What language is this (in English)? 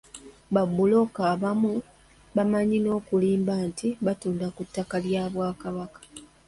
Ganda